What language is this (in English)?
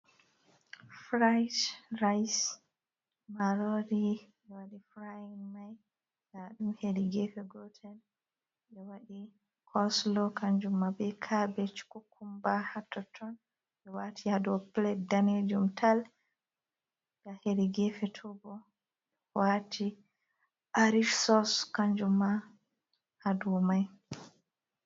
Fula